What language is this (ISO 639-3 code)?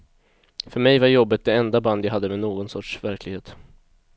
swe